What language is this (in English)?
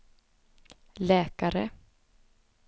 Swedish